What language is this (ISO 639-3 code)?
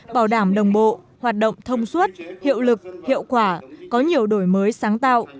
vie